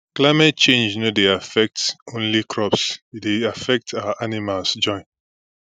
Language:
Nigerian Pidgin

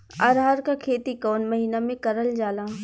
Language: Bhojpuri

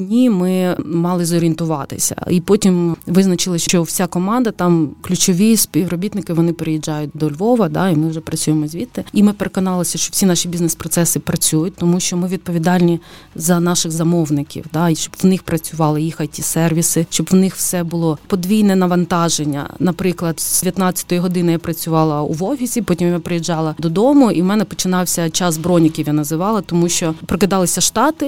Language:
Ukrainian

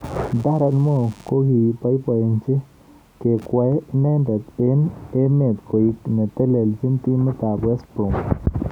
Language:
Kalenjin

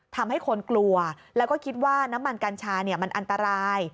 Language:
Thai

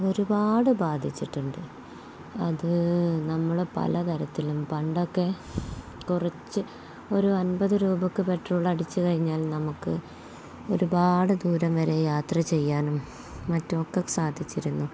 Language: Malayalam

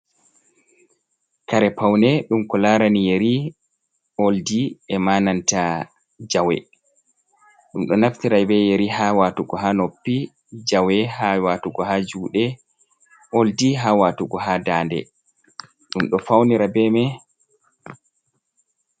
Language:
Fula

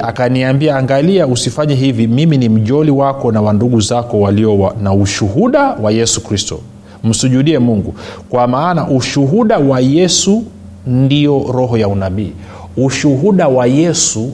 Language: Swahili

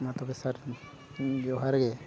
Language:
Santali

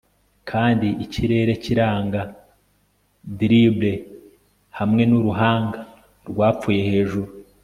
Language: Kinyarwanda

